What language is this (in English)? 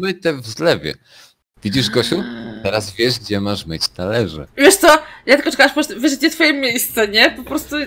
Polish